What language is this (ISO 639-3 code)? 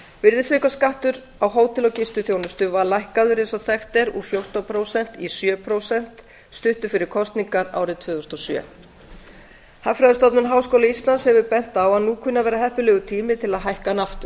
isl